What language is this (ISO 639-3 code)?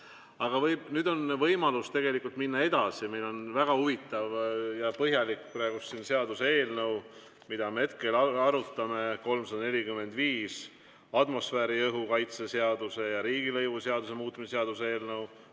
est